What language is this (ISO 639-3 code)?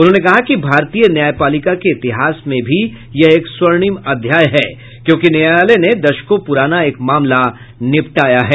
hin